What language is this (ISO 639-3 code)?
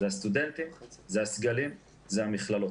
heb